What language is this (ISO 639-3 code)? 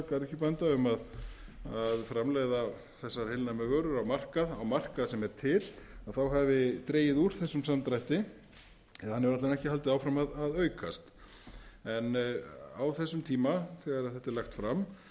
isl